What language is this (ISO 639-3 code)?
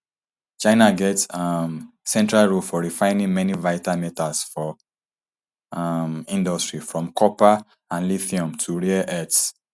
pcm